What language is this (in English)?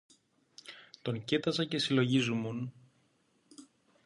Greek